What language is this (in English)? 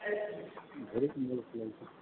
Maithili